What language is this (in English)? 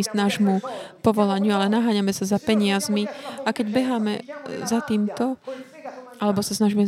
Slovak